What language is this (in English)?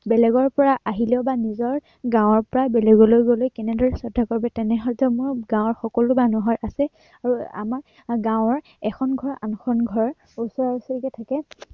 Assamese